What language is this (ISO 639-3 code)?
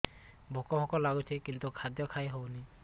ori